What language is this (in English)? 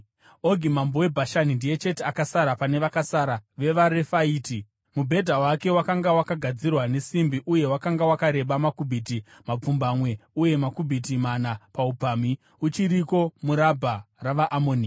Shona